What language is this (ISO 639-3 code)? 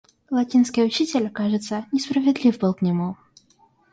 rus